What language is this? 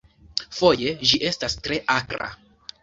Esperanto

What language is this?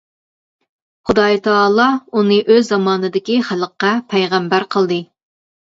Uyghur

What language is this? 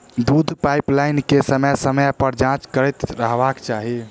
Maithili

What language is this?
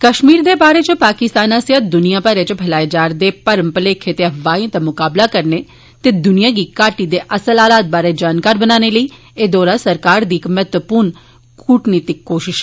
Dogri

